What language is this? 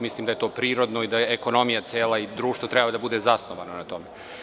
Serbian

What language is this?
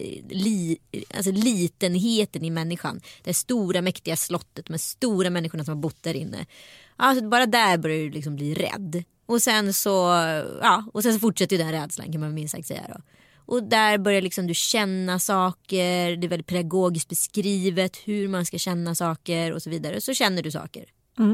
Swedish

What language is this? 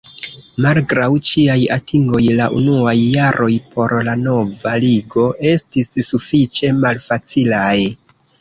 Esperanto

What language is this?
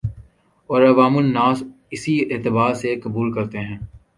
Urdu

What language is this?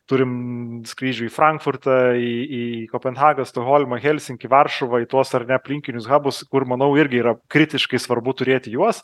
Lithuanian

